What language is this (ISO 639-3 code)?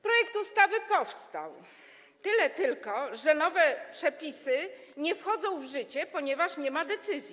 pol